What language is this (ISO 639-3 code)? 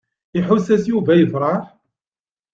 kab